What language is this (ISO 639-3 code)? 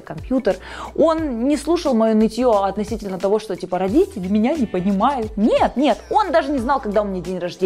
rus